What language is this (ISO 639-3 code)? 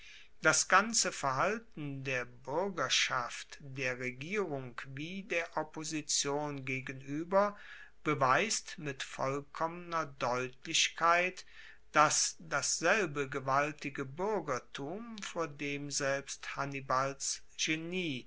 deu